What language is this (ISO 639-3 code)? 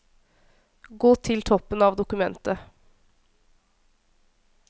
nor